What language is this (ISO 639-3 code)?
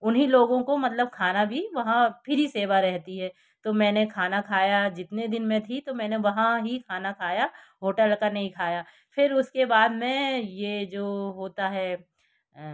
hin